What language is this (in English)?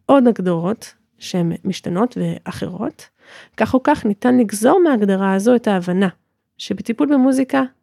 Hebrew